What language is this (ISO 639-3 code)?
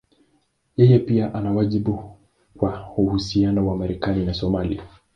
swa